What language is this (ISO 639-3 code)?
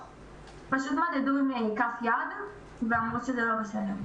heb